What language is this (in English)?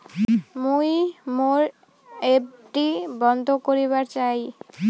Bangla